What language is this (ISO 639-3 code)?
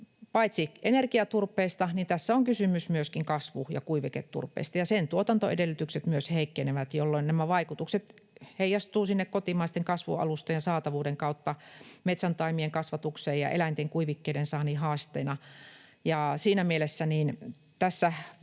fin